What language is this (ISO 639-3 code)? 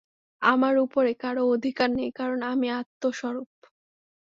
ben